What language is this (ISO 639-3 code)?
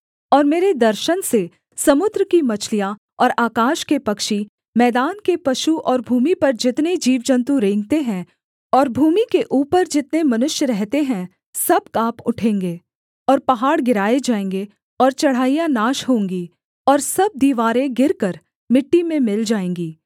hin